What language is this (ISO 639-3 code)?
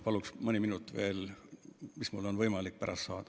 est